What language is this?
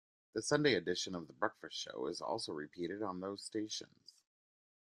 English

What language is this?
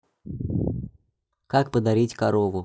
Russian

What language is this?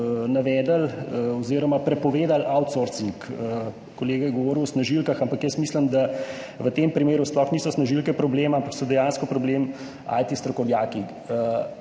Slovenian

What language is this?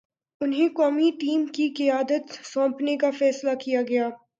Urdu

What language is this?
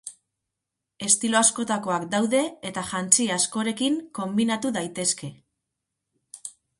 Basque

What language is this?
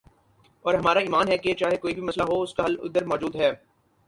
Urdu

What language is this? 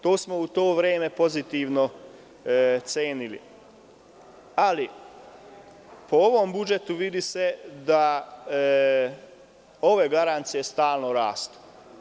Serbian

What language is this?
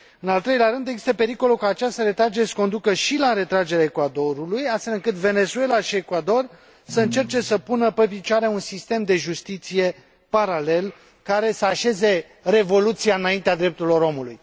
Romanian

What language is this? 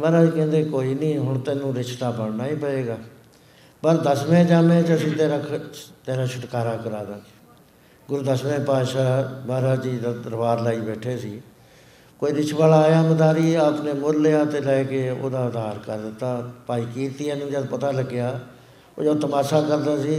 Punjabi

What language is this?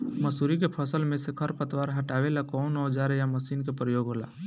Bhojpuri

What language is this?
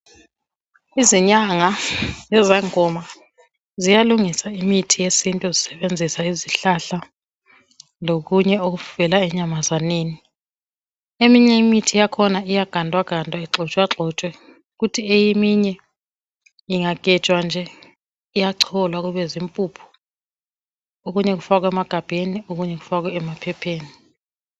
North Ndebele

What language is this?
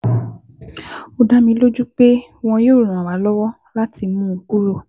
Yoruba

